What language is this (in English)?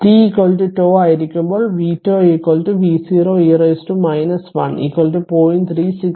Malayalam